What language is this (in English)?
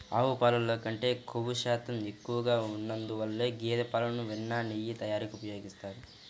Telugu